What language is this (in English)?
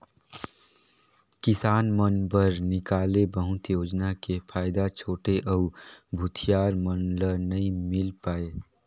Chhattisgarhi